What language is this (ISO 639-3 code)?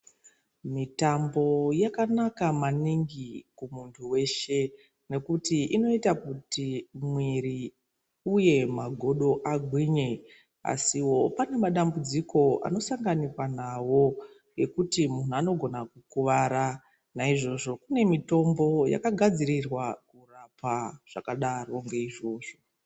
ndc